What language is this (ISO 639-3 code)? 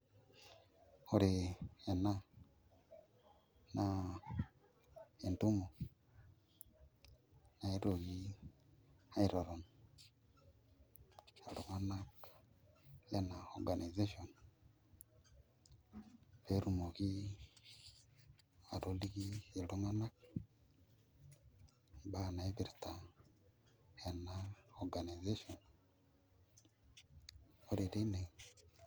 mas